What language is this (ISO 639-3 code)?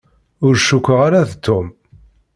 kab